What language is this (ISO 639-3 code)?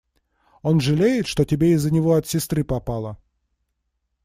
rus